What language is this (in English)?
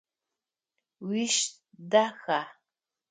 Adyghe